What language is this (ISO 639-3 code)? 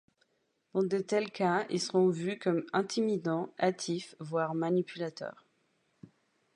fra